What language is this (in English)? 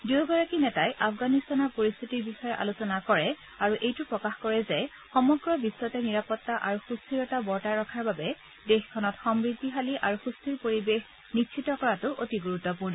Assamese